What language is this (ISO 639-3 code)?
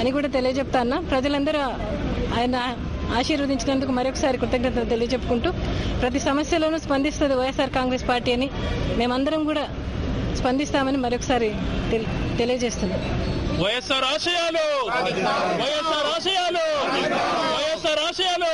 tel